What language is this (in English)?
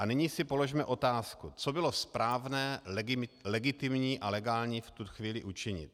Czech